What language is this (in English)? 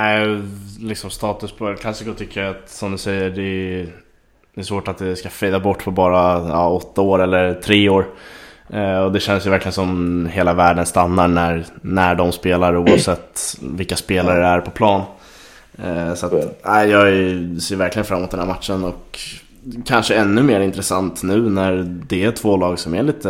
Swedish